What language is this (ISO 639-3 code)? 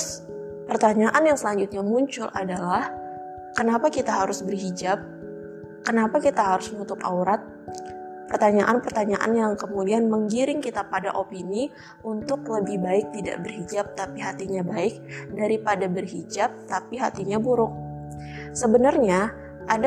ind